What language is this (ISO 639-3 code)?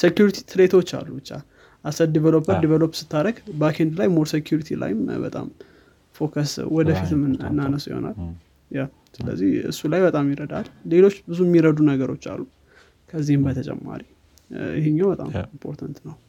amh